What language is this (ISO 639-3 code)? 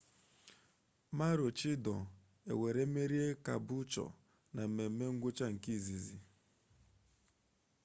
ibo